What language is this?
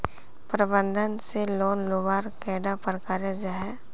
Magahi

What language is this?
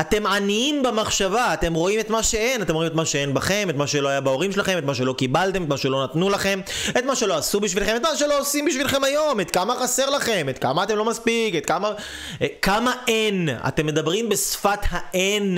Hebrew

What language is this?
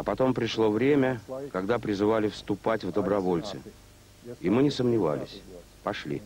Russian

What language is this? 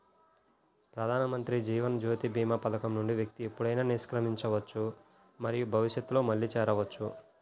Telugu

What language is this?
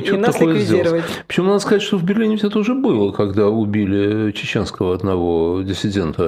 Russian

